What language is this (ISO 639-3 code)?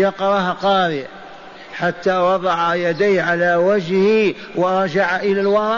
ara